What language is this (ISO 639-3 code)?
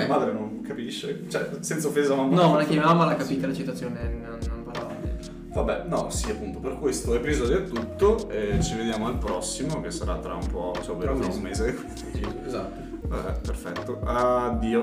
ita